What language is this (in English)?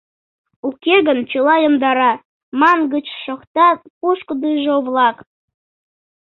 Mari